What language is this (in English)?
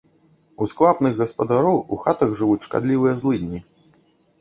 Belarusian